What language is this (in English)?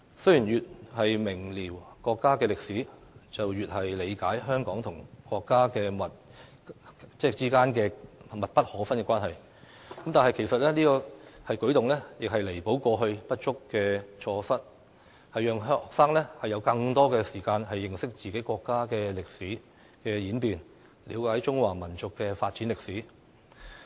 Cantonese